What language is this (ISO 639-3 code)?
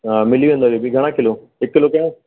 snd